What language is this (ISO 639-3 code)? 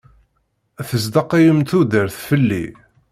kab